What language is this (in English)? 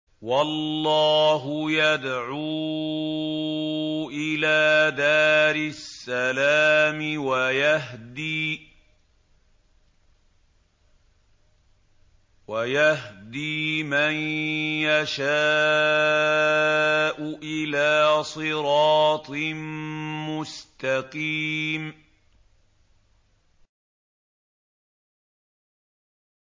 Arabic